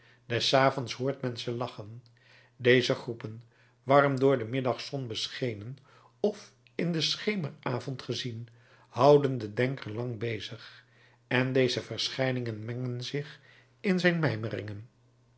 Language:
Dutch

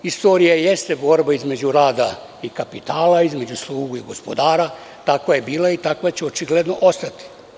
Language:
Serbian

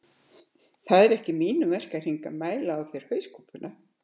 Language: Icelandic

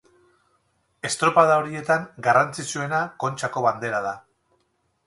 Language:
Basque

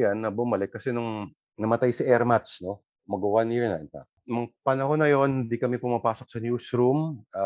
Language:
Filipino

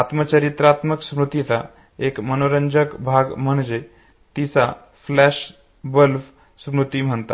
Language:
Marathi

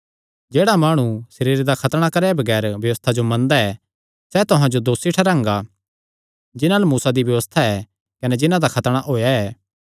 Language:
Kangri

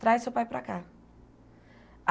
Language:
Portuguese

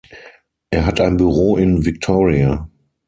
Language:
German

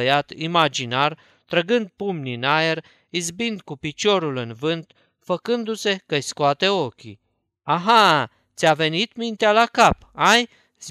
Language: Romanian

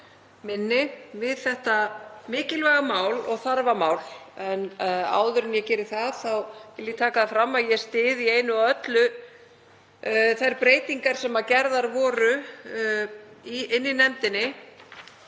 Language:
Icelandic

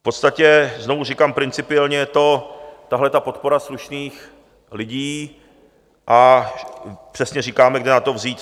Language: Czech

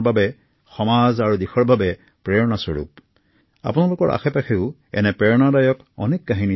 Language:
Assamese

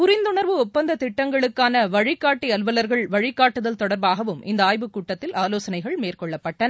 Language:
Tamil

